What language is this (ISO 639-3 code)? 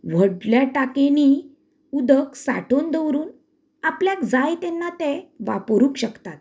kok